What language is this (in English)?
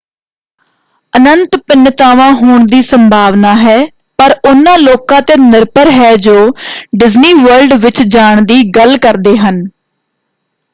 Punjabi